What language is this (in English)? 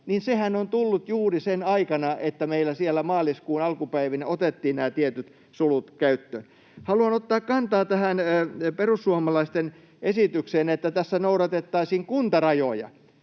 Finnish